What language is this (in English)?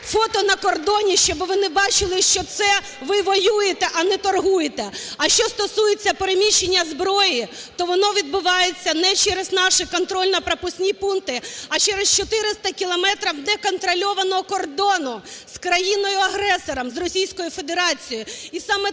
Ukrainian